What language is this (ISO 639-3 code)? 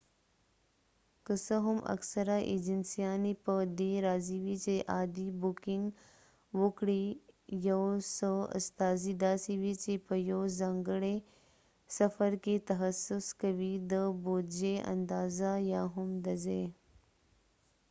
pus